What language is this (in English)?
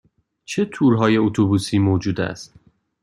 Persian